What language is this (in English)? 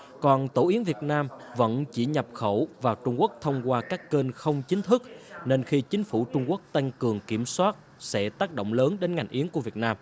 Vietnamese